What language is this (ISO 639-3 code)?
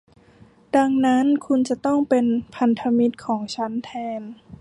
tha